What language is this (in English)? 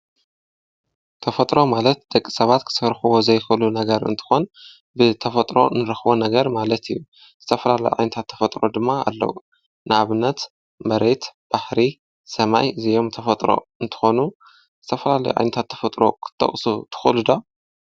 Tigrinya